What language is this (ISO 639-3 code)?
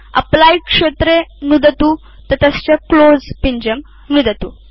san